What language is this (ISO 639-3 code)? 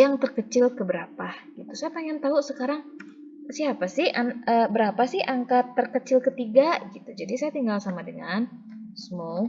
ind